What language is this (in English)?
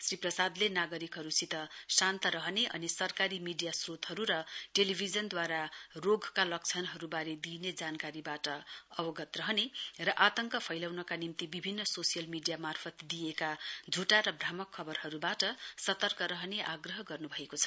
Nepali